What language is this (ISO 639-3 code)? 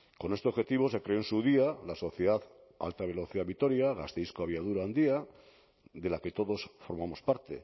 spa